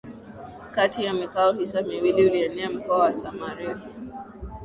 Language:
Swahili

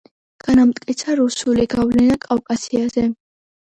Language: Georgian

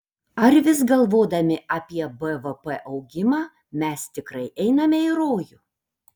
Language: Lithuanian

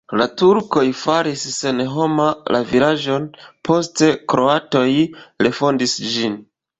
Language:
Esperanto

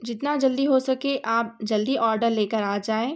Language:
Urdu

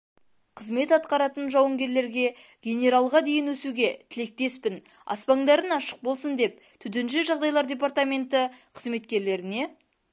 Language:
Kazakh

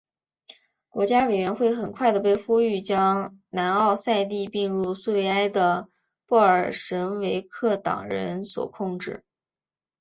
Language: Chinese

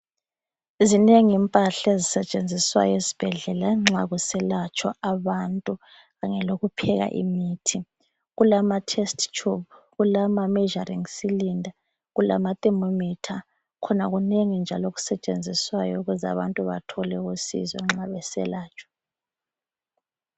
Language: North Ndebele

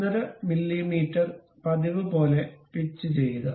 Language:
Malayalam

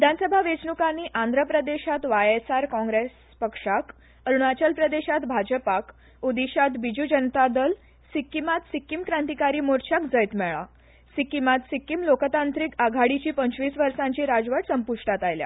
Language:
Konkani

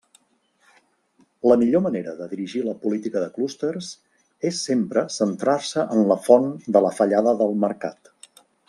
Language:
Catalan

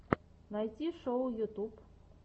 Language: Russian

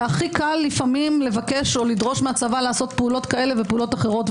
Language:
Hebrew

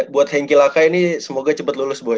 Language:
Indonesian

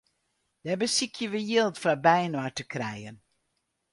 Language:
Western Frisian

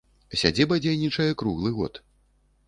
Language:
Belarusian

